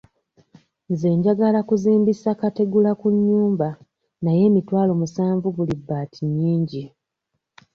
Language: Ganda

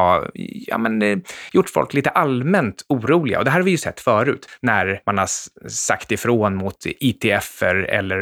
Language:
Swedish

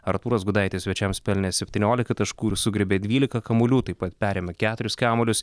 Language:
Lithuanian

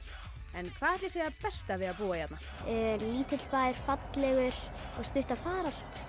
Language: Icelandic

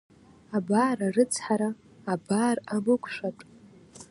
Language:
Abkhazian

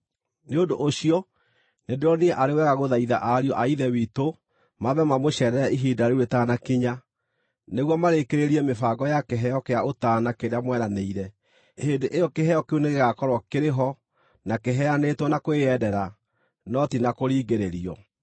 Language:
Kikuyu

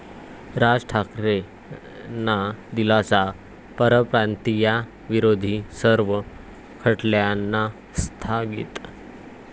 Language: Marathi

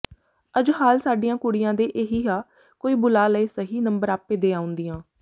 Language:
Punjabi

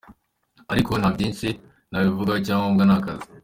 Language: Kinyarwanda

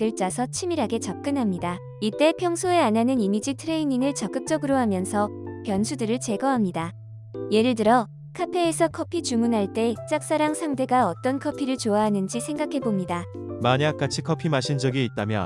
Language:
Korean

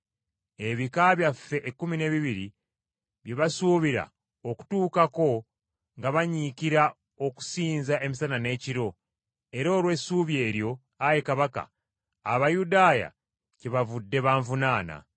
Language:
Ganda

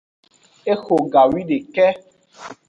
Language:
Aja (Benin)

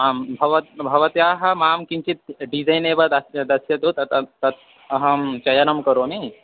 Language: Sanskrit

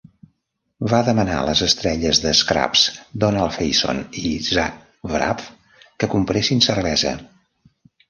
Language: Catalan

